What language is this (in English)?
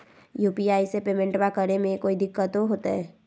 Magahi